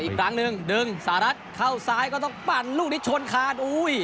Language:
Thai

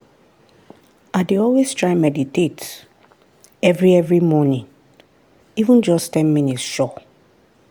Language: Nigerian Pidgin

